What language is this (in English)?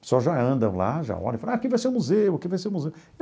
Portuguese